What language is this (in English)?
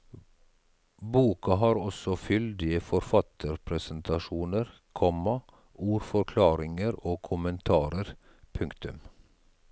Norwegian